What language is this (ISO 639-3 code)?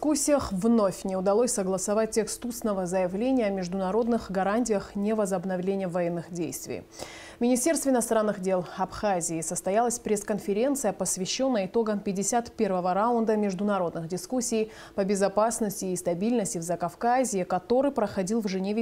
rus